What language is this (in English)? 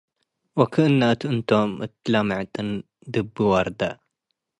Tigre